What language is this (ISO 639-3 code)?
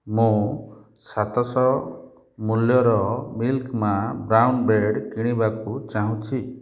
ori